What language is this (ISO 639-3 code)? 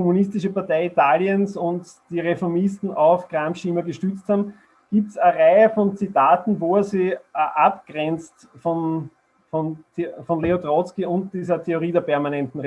deu